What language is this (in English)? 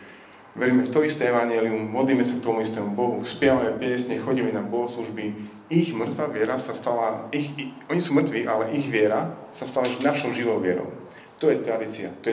Slovak